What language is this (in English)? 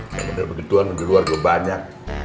Indonesian